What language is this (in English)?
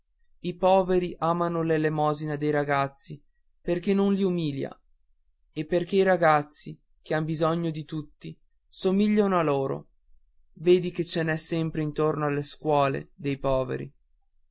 Italian